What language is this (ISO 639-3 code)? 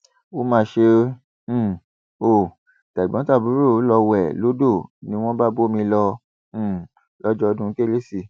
yor